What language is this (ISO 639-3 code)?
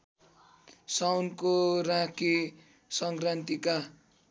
nep